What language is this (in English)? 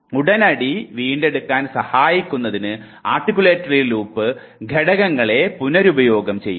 Malayalam